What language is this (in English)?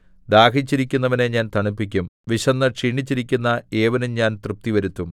Malayalam